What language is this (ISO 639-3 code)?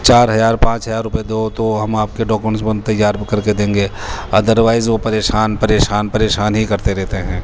urd